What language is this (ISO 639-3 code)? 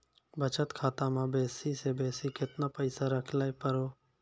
mai